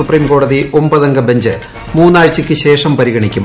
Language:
Malayalam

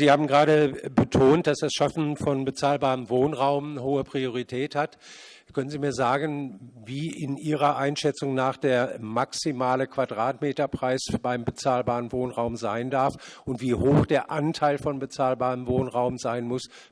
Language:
German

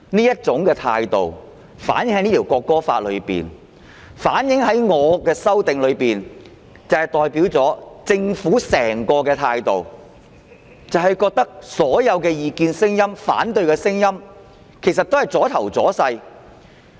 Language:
Cantonese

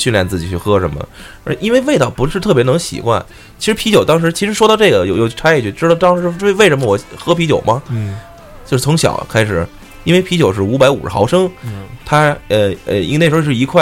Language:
Chinese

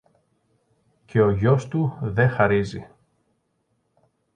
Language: Greek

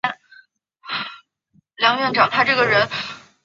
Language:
Chinese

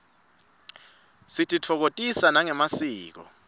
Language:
Swati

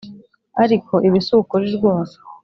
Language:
Kinyarwanda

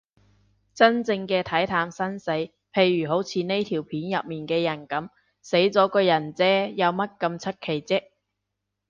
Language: Cantonese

